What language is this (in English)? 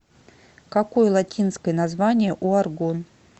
Russian